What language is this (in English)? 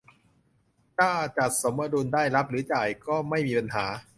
Thai